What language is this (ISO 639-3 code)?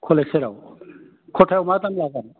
brx